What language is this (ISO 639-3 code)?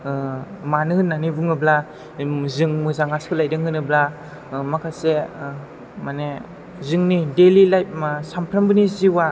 brx